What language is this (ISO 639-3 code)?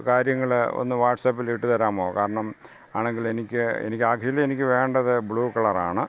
mal